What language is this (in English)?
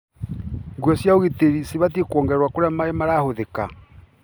Kikuyu